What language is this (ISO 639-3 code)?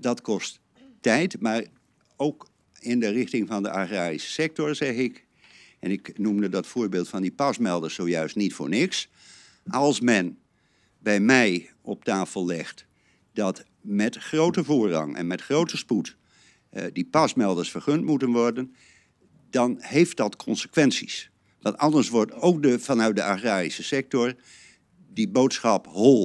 nld